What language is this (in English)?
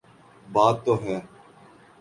Urdu